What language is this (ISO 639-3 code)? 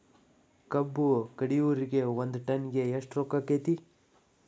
kan